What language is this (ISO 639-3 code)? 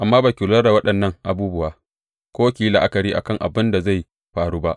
hau